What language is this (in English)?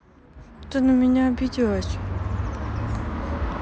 Russian